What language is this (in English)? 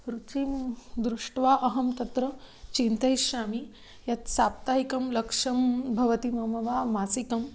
Sanskrit